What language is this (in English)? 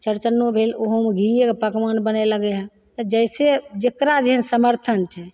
Maithili